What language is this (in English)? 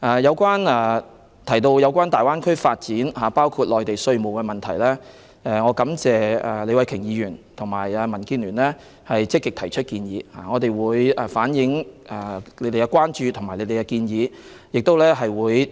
Cantonese